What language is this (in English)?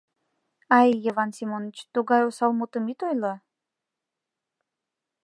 Mari